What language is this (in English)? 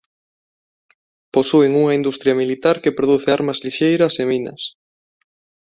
Galician